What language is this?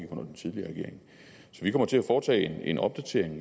Danish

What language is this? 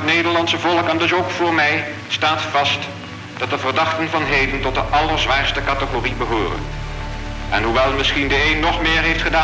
Dutch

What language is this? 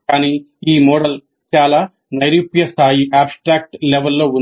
Telugu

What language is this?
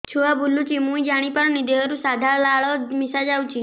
Odia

